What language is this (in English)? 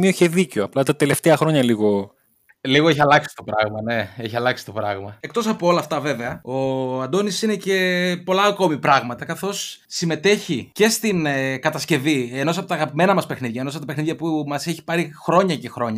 Greek